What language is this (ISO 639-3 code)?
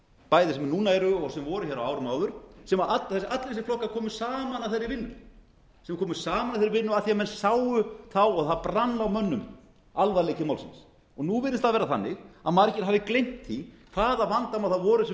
isl